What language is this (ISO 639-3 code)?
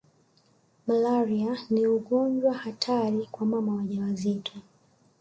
swa